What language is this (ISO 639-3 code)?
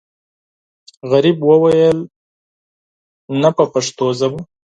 pus